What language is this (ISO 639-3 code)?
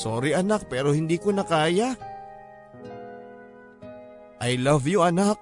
fil